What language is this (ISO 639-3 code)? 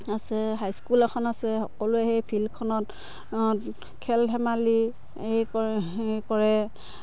asm